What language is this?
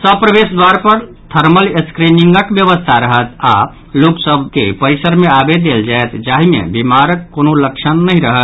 Maithili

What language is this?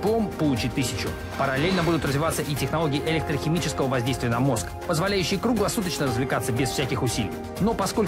Russian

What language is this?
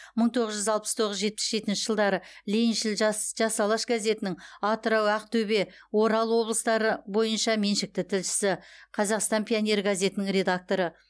Kazakh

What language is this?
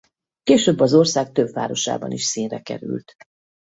Hungarian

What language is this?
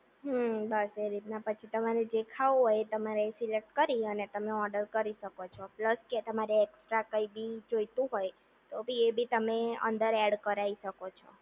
Gujarati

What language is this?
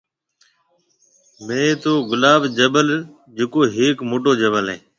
Marwari (Pakistan)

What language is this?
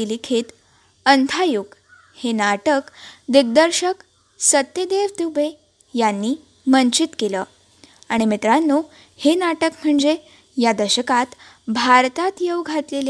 Marathi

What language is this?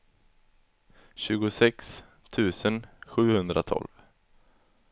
Swedish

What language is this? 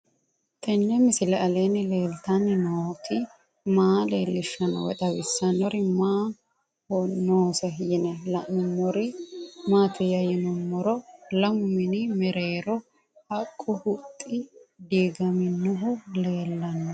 Sidamo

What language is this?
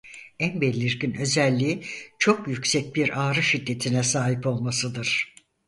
Turkish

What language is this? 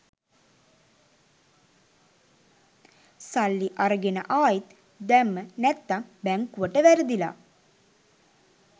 Sinhala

